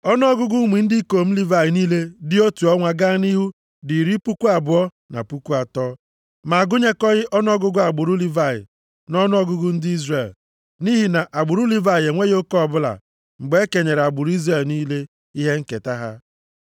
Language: Igbo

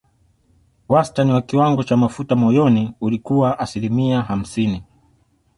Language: Swahili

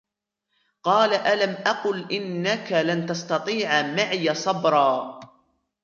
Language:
Arabic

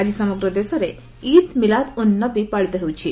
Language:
Odia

